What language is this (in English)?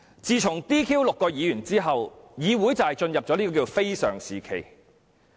Cantonese